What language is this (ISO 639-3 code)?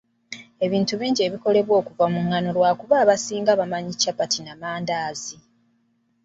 lug